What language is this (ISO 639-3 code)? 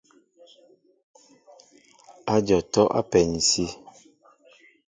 mbo